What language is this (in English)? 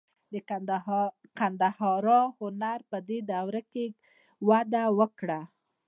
Pashto